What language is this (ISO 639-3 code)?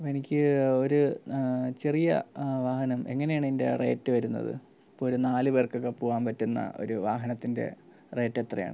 mal